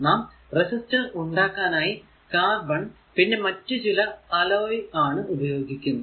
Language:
Malayalam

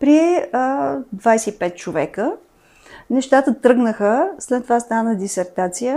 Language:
Bulgarian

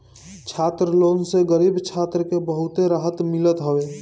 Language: Bhojpuri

